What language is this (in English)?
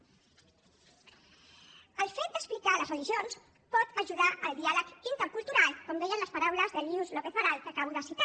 Catalan